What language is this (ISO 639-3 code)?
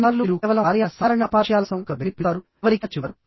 tel